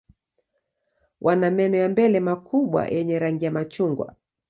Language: Swahili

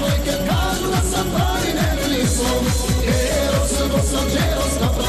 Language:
Arabic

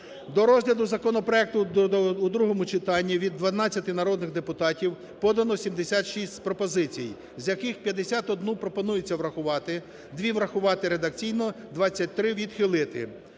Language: Ukrainian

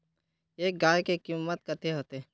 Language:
Magahi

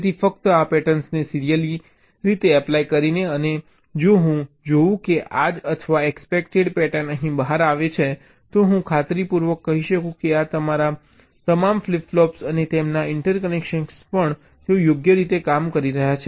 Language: Gujarati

